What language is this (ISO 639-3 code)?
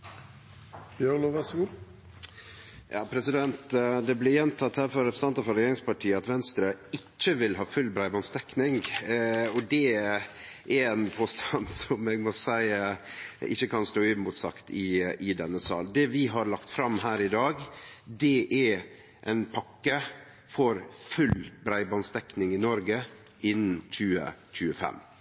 nno